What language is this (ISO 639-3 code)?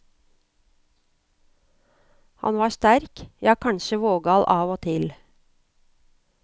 nor